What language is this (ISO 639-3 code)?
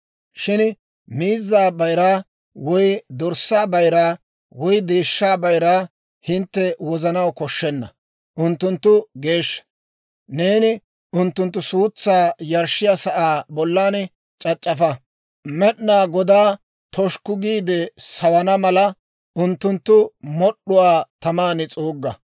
dwr